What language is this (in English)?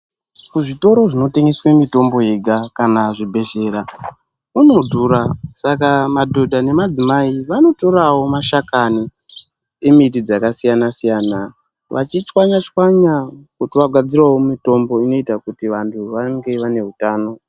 Ndau